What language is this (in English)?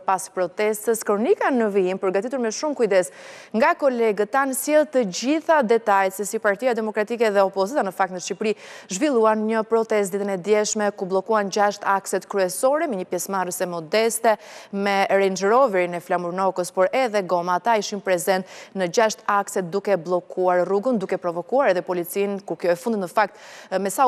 Romanian